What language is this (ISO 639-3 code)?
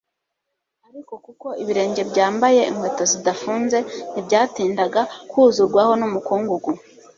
kin